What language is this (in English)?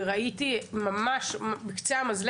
Hebrew